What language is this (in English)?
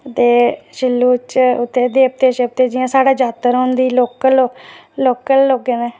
Dogri